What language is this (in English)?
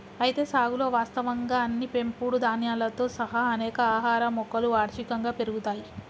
Telugu